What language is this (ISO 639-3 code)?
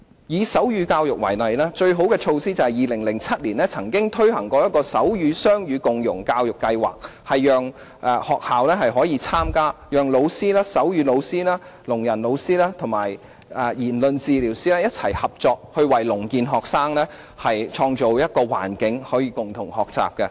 yue